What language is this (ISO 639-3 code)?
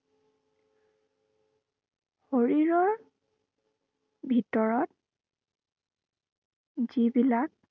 asm